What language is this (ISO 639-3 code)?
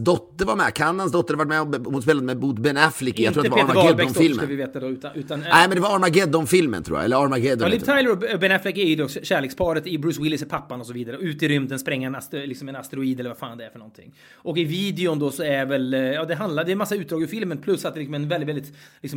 swe